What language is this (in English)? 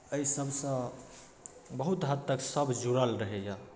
Maithili